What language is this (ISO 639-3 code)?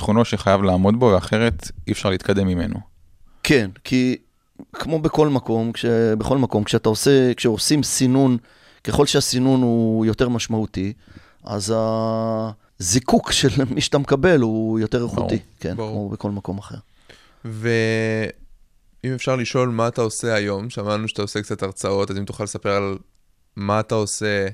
heb